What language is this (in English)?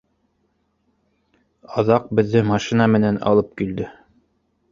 Bashkir